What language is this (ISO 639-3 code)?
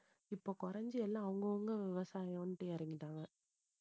tam